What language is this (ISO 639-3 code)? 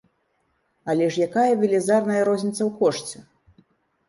bel